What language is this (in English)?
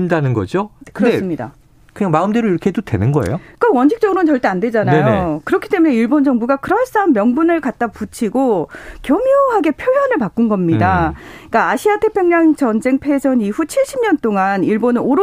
Korean